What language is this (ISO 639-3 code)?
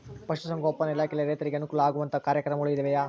kan